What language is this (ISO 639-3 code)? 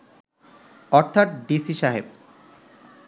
ben